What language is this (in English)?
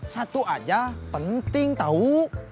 Indonesian